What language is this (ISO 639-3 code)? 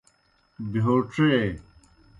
plk